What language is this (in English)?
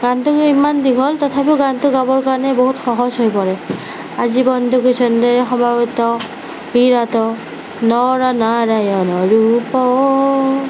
Assamese